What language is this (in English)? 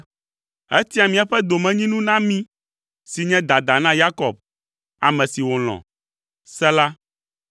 Ewe